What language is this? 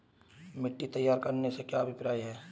Hindi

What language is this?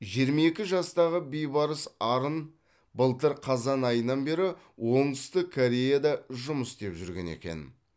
Kazakh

